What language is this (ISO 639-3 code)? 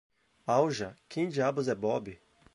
por